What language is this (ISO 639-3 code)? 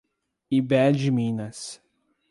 por